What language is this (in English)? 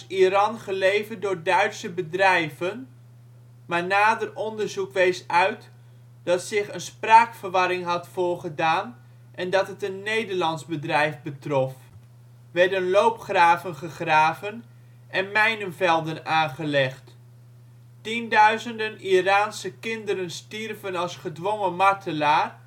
Dutch